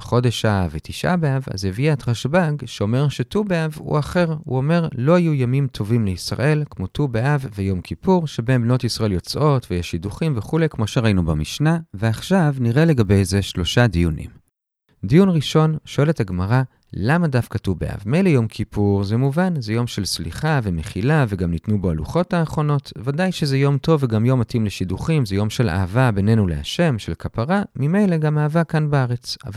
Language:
Hebrew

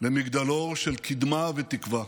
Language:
Hebrew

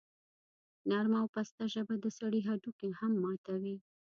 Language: Pashto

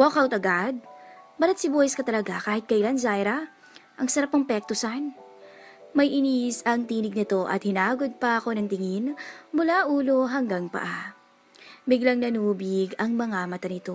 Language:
Filipino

